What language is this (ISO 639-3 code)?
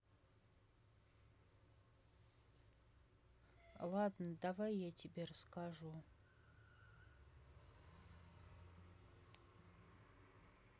rus